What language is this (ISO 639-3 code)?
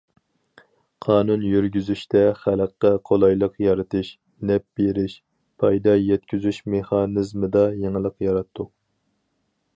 uig